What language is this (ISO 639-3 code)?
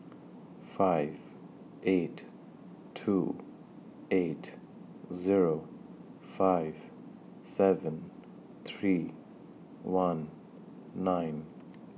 eng